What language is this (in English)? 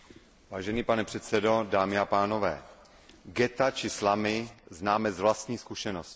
Czech